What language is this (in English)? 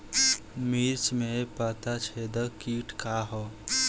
Bhojpuri